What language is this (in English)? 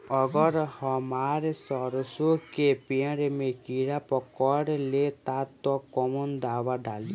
Bhojpuri